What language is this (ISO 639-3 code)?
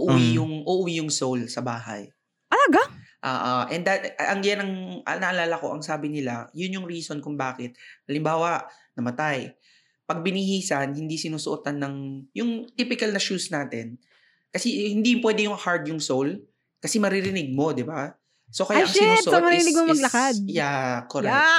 fil